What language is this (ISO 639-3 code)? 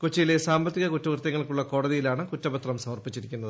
mal